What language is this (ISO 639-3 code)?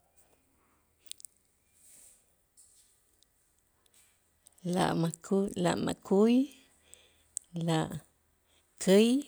itz